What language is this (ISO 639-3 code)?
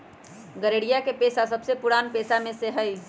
mag